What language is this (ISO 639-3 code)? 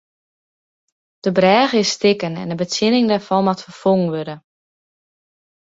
fry